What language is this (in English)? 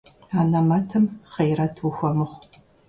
Kabardian